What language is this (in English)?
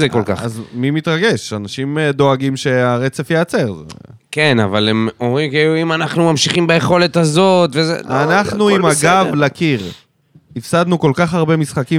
Hebrew